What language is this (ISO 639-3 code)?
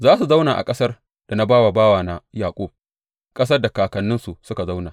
hau